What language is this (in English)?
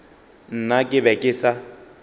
Northern Sotho